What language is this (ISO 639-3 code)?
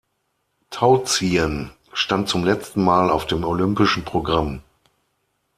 deu